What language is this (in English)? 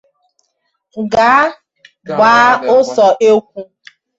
Igbo